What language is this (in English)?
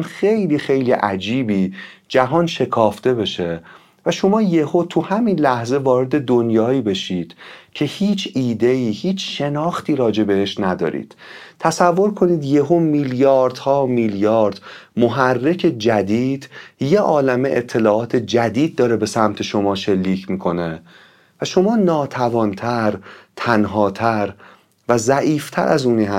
Persian